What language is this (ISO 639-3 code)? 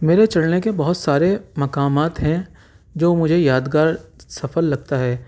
urd